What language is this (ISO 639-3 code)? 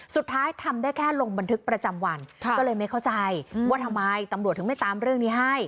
tha